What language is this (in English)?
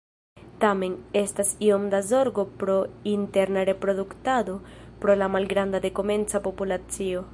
Esperanto